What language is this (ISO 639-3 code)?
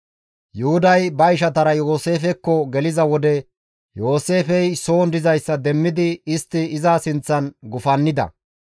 gmv